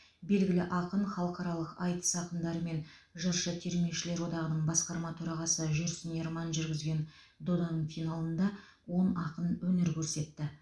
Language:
Kazakh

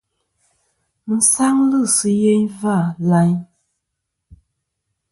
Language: Kom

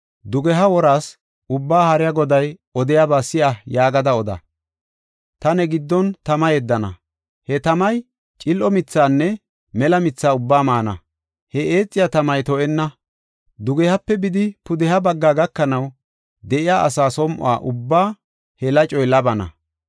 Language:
Gofa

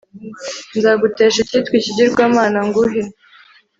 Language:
Kinyarwanda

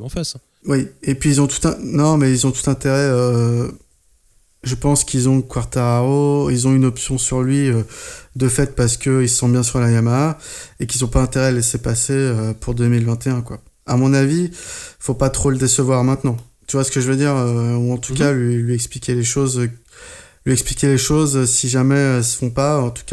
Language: French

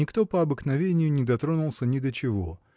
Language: Russian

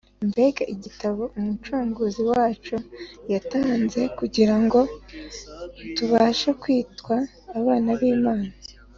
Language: Kinyarwanda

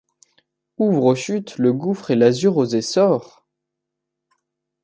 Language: French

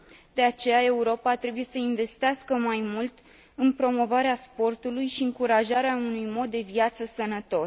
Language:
Romanian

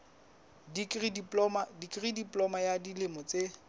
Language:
Southern Sotho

